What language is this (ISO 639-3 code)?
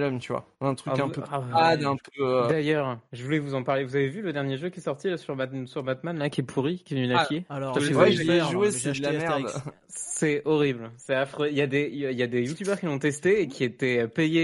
fra